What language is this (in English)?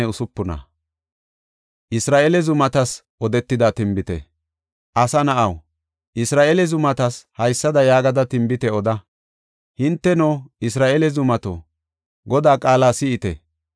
Gofa